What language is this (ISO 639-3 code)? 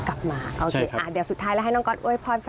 tha